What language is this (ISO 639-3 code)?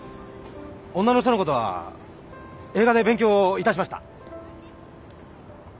jpn